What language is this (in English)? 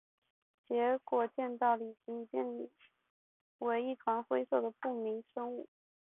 Chinese